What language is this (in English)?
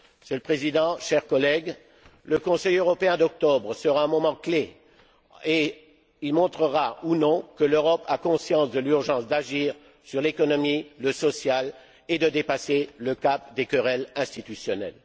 French